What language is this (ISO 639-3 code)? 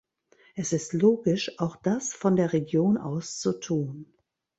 deu